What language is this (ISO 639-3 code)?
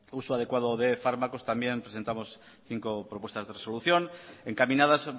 spa